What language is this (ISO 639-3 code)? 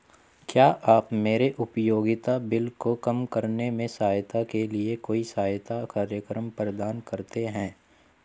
hin